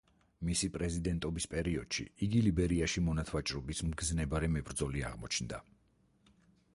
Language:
Georgian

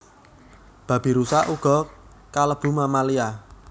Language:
Javanese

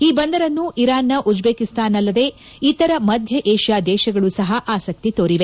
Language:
Kannada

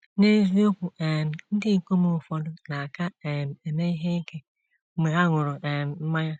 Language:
Igbo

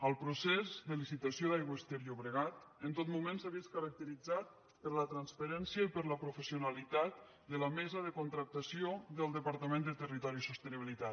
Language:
Catalan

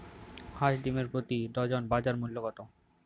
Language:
Bangla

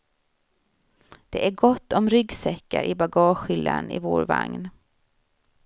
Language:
Swedish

